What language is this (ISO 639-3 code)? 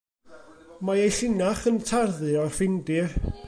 cym